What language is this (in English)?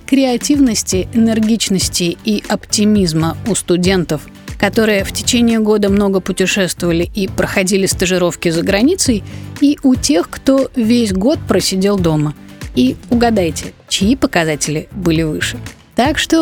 Russian